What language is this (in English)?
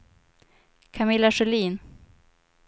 Swedish